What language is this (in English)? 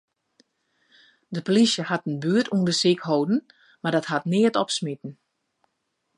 Western Frisian